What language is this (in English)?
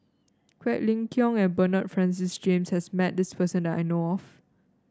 English